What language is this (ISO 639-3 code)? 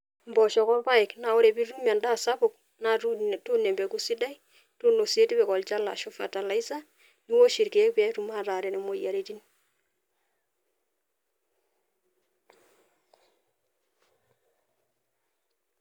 mas